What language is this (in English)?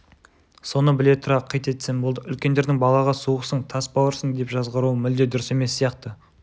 Kazakh